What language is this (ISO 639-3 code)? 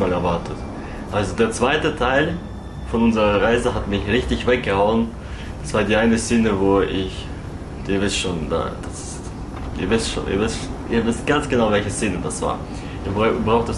deu